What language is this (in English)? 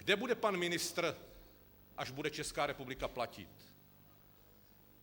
Czech